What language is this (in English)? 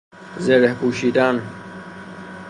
Persian